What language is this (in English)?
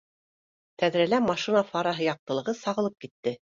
Bashkir